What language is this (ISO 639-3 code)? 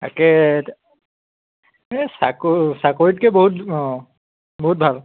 asm